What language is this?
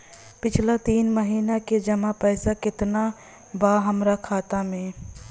Bhojpuri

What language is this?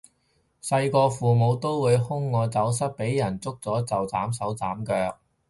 Cantonese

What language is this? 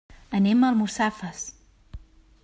Catalan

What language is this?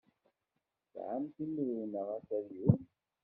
Kabyle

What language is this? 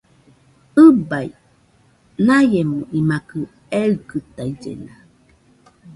Nüpode Huitoto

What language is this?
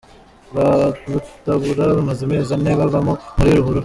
Kinyarwanda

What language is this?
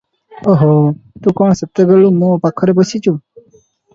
Odia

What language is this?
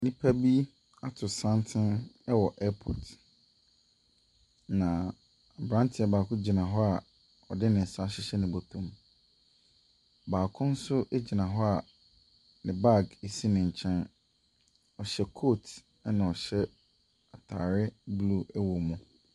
Akan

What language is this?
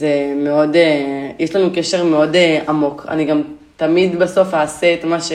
Hebrew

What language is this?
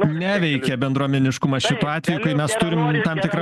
Lithuanian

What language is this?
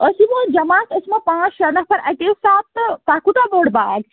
Kashmiri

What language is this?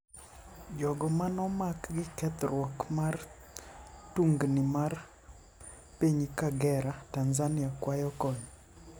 Luo (Kenya and Tanzania)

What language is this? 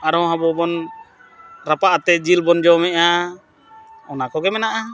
Santali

